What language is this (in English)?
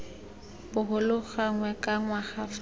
Tswana